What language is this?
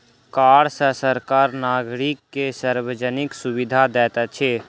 Maithili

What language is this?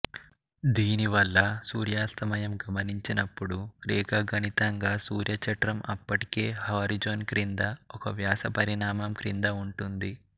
Telugu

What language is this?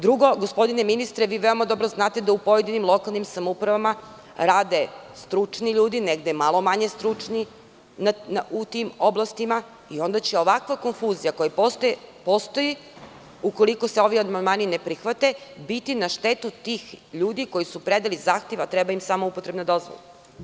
Serbian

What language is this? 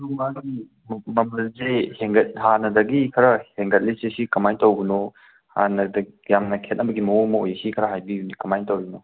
Manipuri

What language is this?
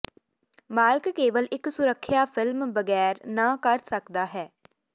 Punjabi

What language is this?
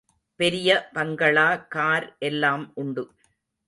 Tamil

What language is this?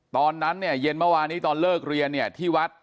Thai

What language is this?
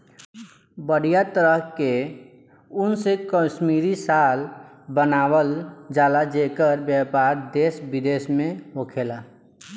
Bhojpuri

